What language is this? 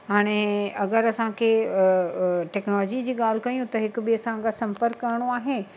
Sindhi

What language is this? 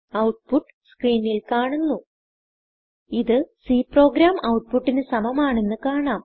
Malayalam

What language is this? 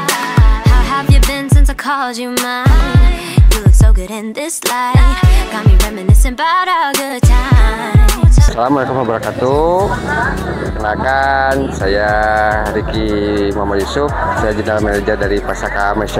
Indonesian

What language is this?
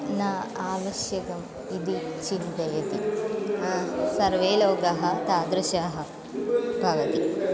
Sanskrit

